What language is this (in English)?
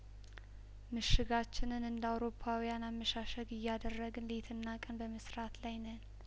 Amharic